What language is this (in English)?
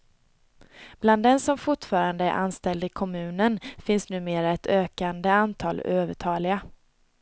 Swedish